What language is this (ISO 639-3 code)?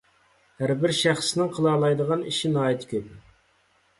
uig